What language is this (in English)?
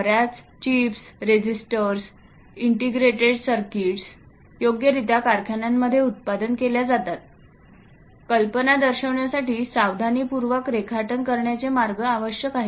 Marathi